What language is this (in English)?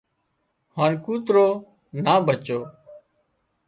Wadiyara Koli